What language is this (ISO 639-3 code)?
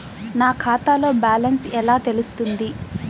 tel